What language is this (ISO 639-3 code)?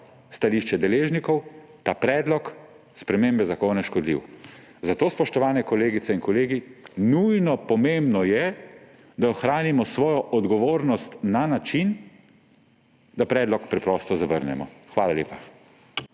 slv